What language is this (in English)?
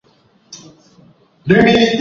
Swahili